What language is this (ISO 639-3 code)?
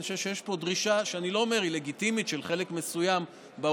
heb